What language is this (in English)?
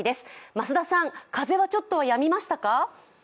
Japanese